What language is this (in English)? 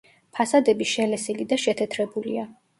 Georgian